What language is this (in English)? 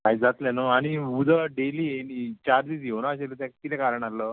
Konkani